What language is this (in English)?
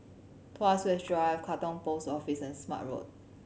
English